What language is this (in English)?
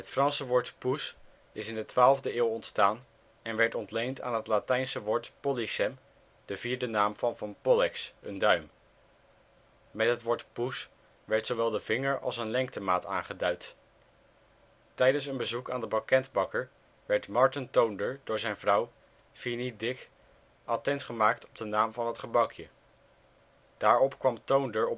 Dutch